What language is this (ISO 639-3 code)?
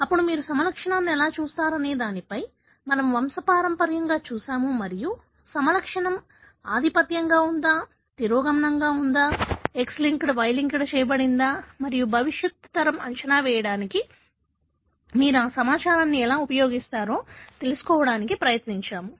tel